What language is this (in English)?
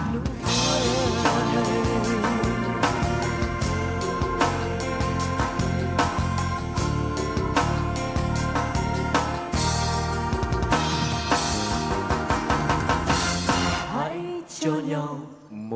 Vietnamese